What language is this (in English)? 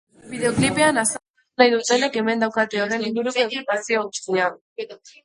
Basque